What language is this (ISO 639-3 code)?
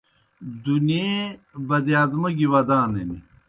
plk